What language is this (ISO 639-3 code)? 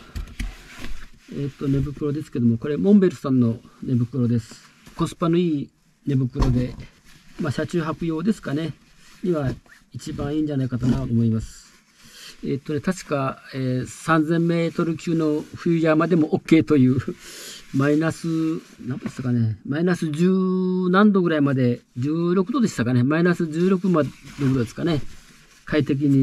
jpn